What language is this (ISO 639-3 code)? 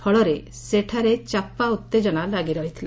ori